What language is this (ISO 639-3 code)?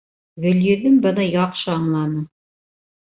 bak